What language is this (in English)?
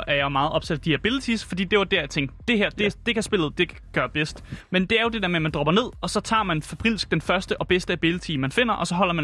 Danish